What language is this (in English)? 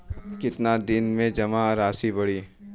Bhojpuri